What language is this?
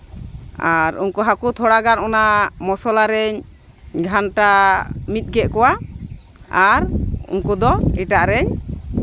Santali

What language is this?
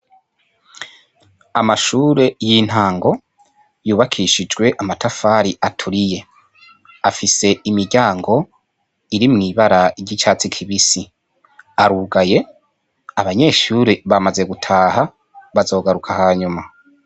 Rundi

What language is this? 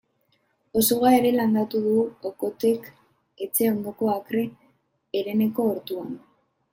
Basque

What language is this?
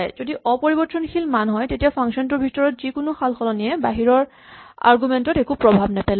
Assamese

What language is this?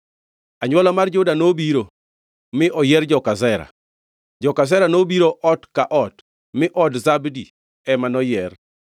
Luo (Kenya and Tanzania)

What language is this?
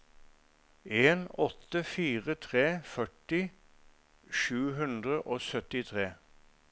Norwegian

